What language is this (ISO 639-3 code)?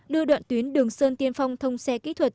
vie